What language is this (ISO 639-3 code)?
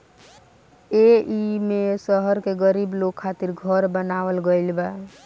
bho